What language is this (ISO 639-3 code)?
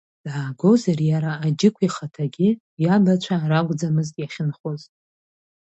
abk